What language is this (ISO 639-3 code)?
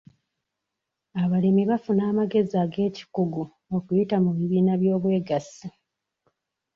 lug